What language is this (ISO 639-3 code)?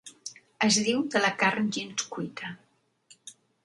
cat